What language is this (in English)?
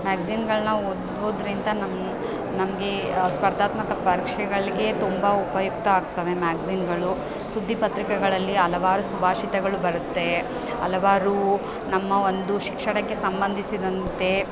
Kannada